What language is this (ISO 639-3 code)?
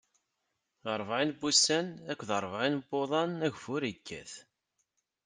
kab